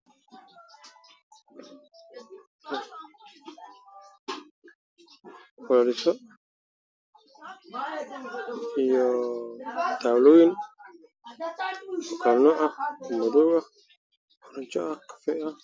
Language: Somali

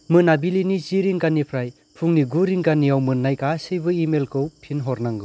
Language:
Bodo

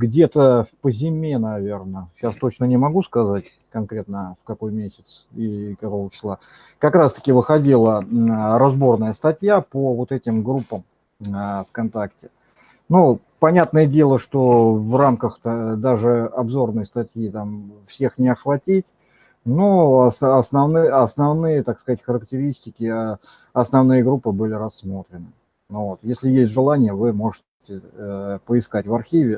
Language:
Russian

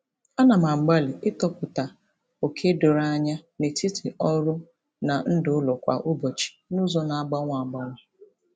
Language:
Igbo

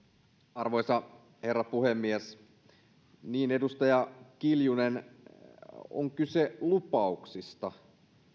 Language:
Finnish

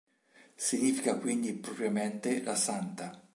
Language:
Italian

